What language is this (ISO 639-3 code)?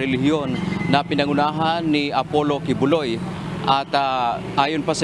fil